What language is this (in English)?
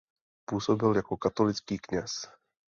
Czech